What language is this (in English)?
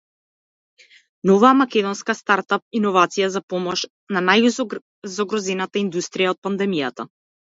Macedonian